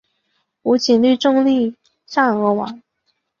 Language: Chinese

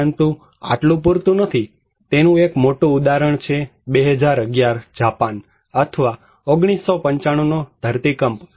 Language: Gujarati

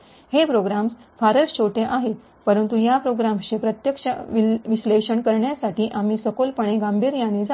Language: Marathi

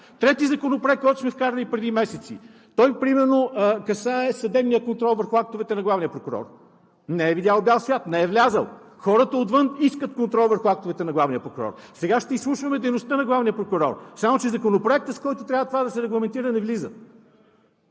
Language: Bulgarian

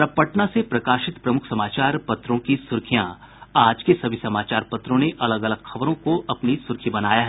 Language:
Hindi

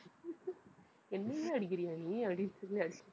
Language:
Tamil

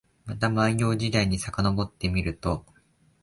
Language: Japanese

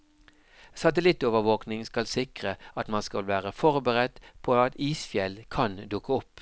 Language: Norwegian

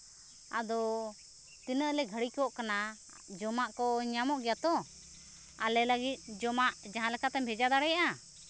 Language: Santali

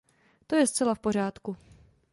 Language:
Czech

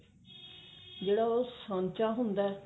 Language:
Punjabi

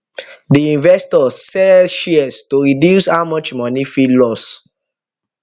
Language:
Nigerian Pidgin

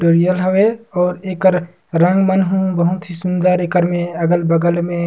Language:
Surgujia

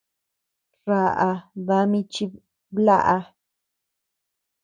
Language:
Tepeuxila Cuicatec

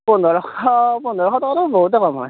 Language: Assamese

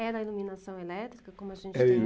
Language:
Portuguese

